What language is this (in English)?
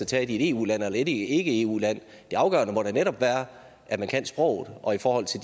Danish